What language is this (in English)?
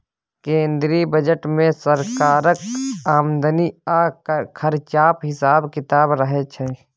Maithili